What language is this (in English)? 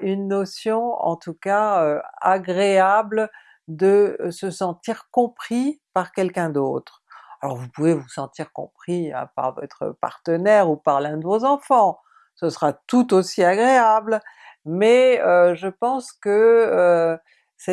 French